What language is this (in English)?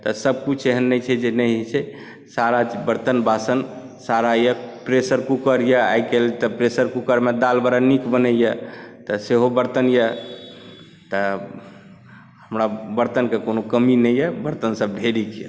Maithili